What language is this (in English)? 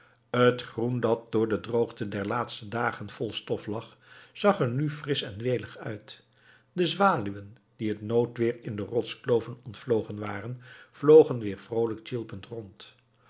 Dutch